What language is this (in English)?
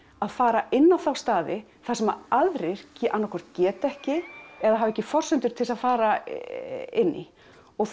Icelandic